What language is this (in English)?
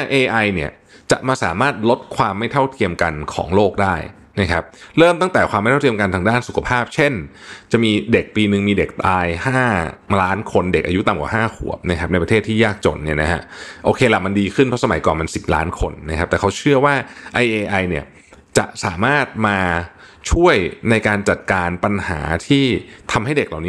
Thai